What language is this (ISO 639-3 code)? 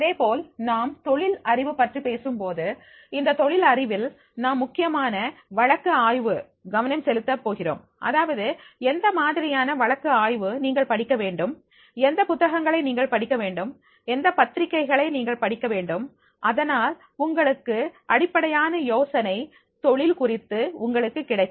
tam